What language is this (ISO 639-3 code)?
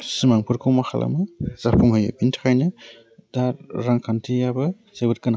brx